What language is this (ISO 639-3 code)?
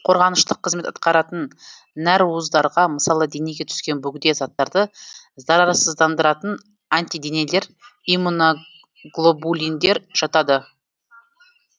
kaz